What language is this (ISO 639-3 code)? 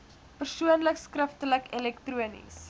afr